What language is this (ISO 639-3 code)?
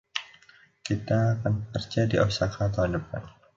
ind